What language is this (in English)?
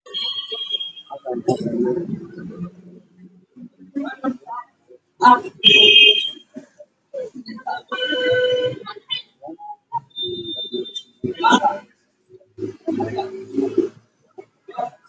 Somali